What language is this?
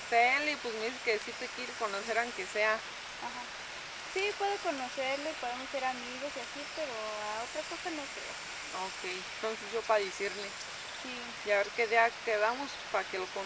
Spanish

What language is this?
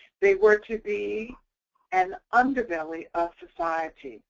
English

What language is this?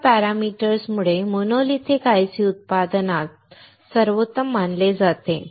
Marathi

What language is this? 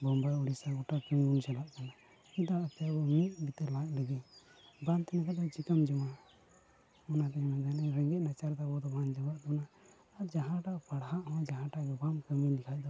Santali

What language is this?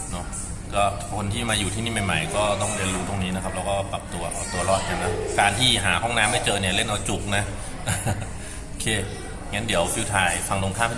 Thai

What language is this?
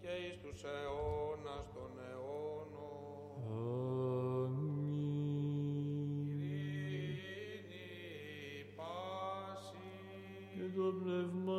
Greek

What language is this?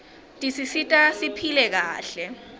Swati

